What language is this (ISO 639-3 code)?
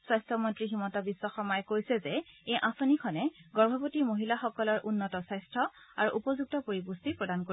asm